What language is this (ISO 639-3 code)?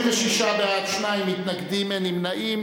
heb